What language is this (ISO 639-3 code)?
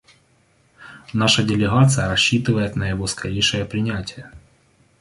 rus